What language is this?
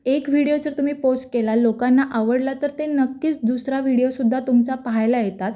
Marathi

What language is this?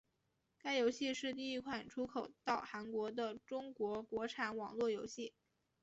Chinese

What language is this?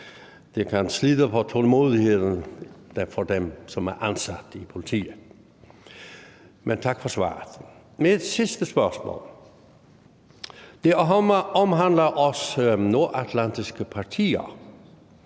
Danish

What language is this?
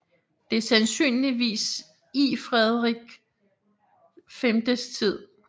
Danish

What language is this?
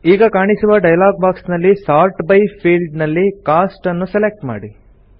Kannada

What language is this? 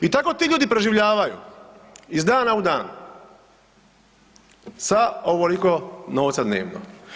Croatian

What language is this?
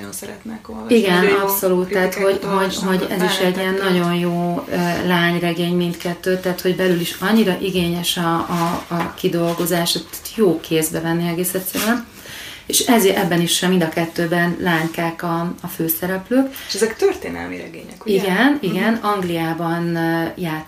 Hungarian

